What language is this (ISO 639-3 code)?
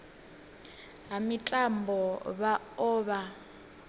ven